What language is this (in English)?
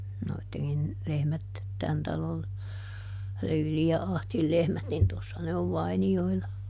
Finnish